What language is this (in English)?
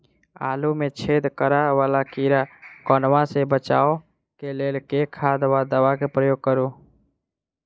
Maithili